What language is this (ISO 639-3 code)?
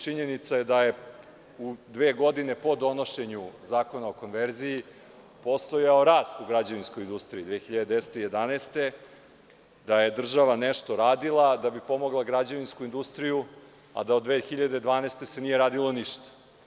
srp